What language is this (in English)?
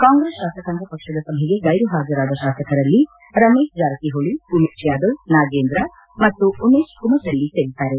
Kannada